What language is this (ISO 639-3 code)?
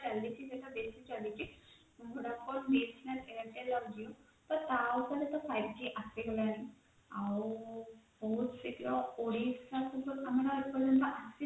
ori